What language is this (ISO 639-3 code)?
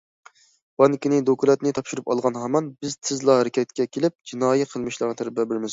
uig